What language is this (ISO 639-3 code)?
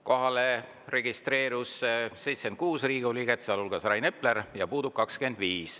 est